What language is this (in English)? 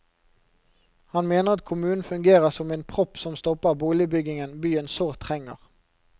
Norwegian